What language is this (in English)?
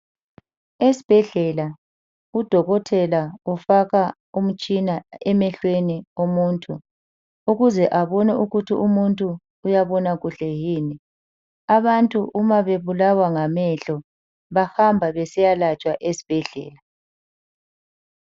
North Ndebele